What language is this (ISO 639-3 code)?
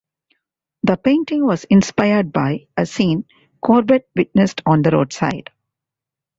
eng